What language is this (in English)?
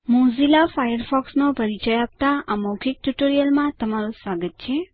Gujarati